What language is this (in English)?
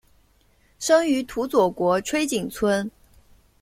Chinese